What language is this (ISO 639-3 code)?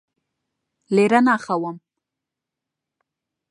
ckb